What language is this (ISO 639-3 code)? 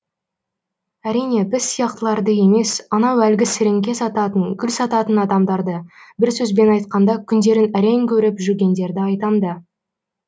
kaz